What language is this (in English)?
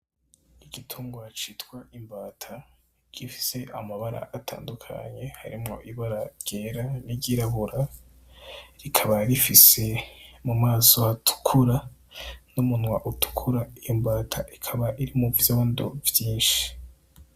Rundi